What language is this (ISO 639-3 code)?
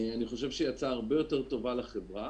heb